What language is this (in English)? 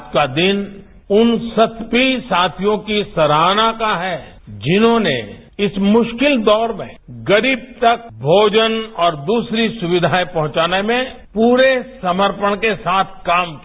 Hindi